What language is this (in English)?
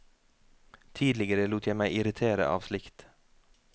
Norwegian